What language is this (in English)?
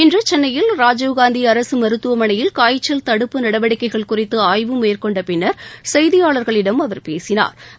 Tamil